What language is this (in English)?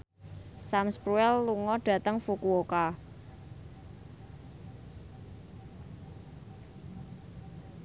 Javanese